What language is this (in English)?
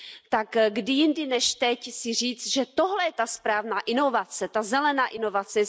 Czech